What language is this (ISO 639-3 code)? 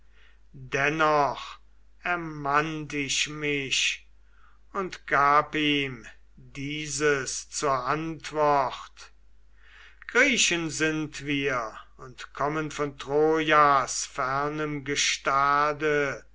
deu